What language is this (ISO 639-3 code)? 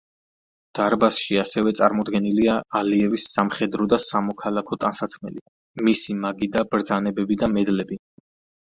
kat